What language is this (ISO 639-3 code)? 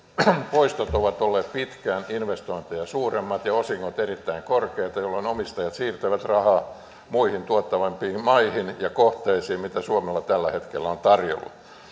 fin